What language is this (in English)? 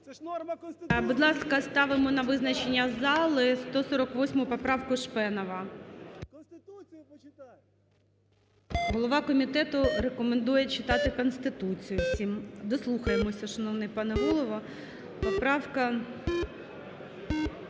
Ukrainian